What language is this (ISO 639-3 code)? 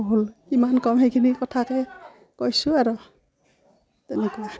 asm